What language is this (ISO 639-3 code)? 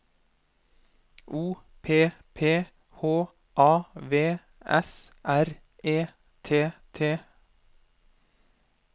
nor